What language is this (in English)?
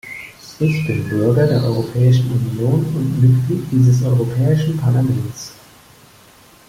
German